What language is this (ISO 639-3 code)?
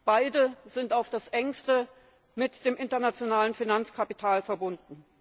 deu